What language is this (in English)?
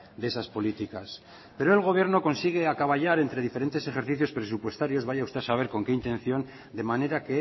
Spanish